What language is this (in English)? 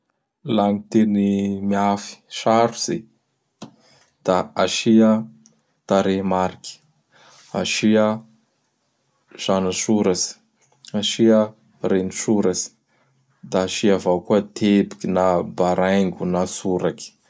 Bara Malagasy